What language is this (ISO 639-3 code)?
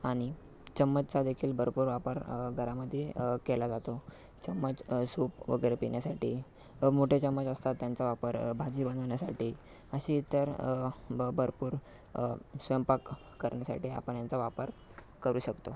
mar